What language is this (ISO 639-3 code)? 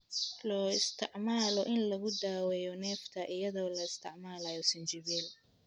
som